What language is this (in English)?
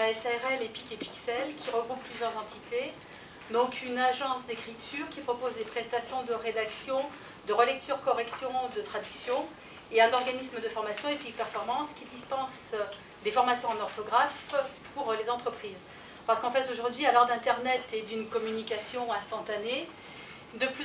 French